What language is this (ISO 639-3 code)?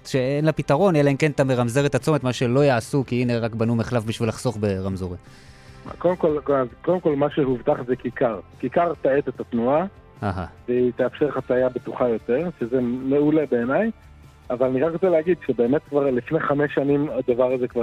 heb